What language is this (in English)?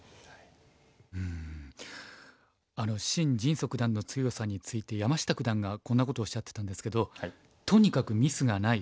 Japanese